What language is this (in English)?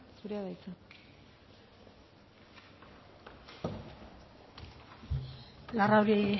Basque